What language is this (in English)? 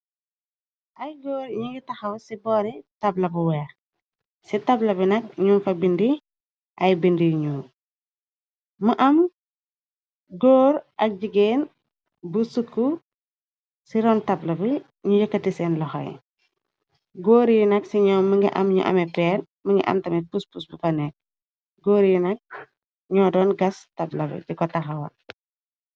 Wolof